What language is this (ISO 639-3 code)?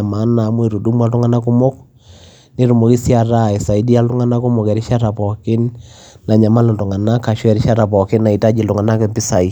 mas